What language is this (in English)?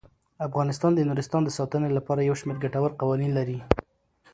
Pashto